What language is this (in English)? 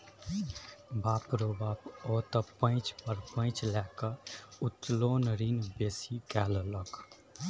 Maithili